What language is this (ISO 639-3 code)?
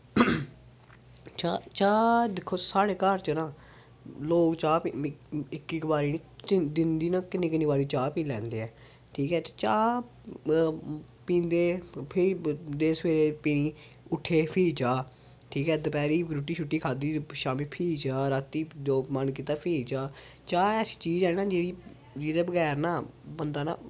doi